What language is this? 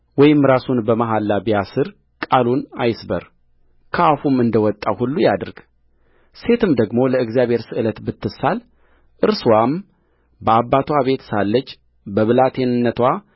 Amharic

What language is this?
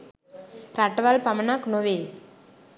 Sinhala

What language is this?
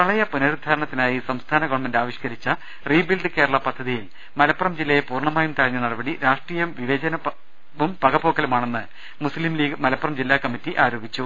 Malayalam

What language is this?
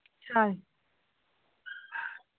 Manipuri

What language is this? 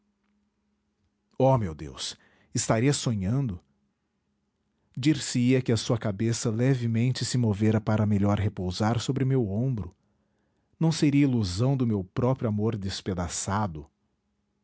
Portuguese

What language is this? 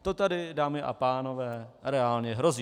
Czech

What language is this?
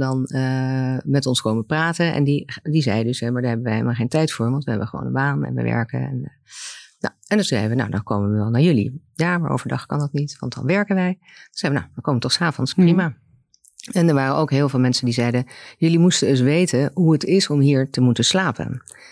Dutch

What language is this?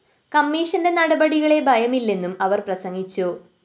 Malayalam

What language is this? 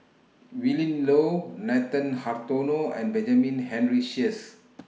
English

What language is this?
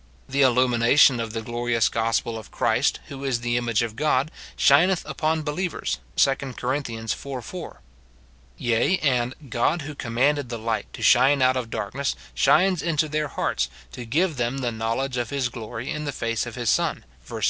English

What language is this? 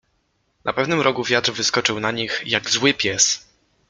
Polish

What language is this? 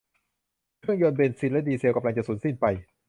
Thai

